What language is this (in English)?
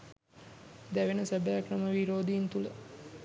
Sinhala